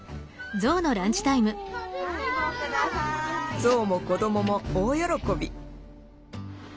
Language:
Japanese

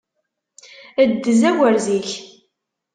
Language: Kabyle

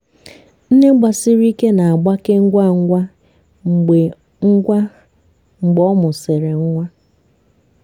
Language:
Igbo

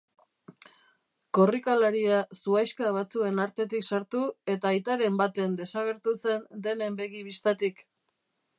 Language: Basque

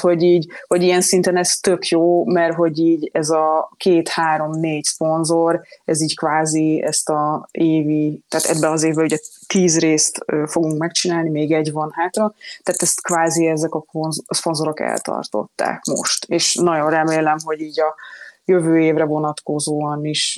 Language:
Hungarian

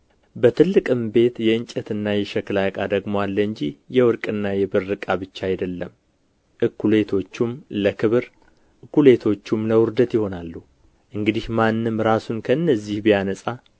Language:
Amharic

